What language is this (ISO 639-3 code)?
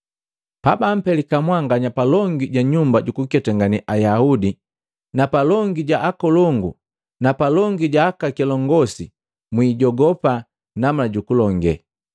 mgv